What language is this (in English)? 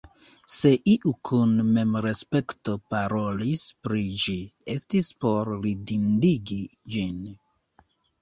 Esperanto